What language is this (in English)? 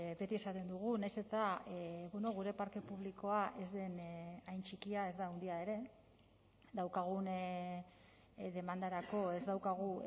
Basque